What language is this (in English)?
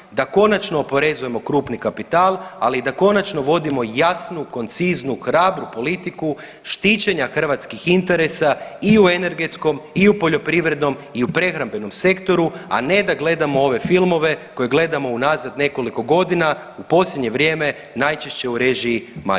Croatian